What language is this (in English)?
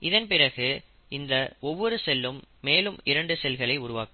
Tamil